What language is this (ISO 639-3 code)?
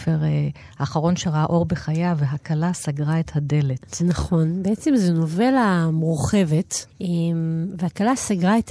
heb